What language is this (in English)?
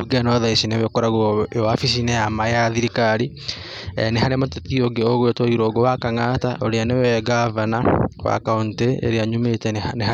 Kikuyu